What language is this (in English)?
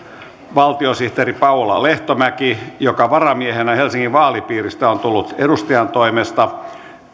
Finnish